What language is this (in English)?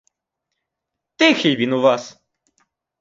Ukrainian